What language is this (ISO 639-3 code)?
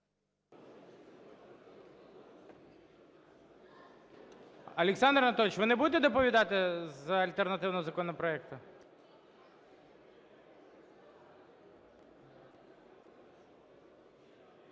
ukr